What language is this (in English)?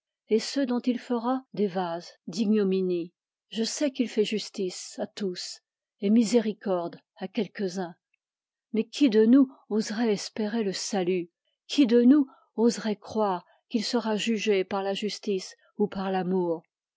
French